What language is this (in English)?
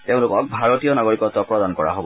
Assamese